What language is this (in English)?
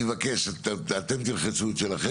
Hebrew